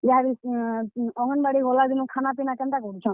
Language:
Odia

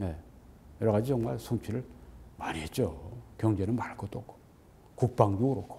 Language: Korean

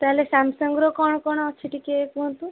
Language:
Odia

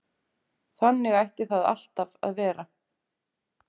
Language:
Icelandic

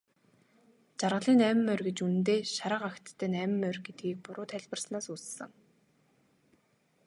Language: Mongolian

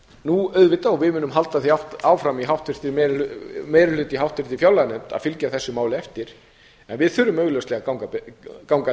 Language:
Icelandic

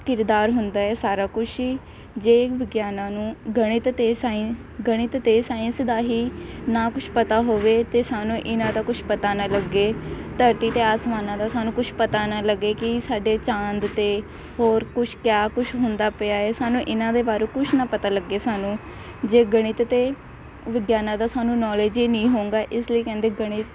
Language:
Punjabi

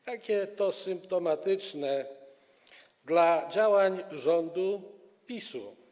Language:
Polish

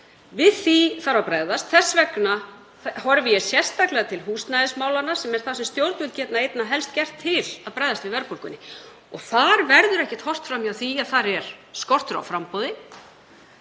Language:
Icelandic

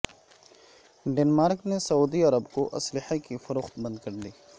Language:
Urdu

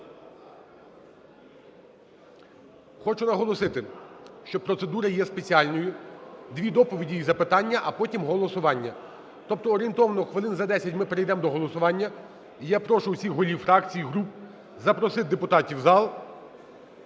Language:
Ukrainian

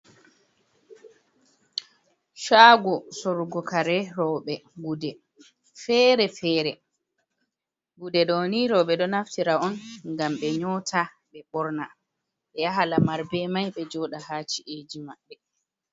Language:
Fula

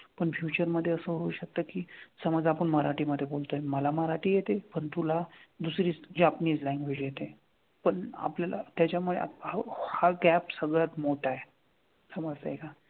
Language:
Marathi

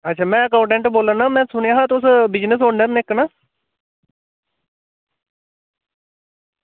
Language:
Dogri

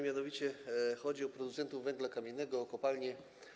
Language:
Polish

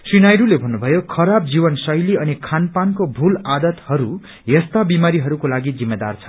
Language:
Nepali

